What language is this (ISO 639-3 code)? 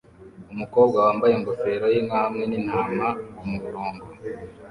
kin